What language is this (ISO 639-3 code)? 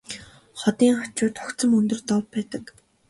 mon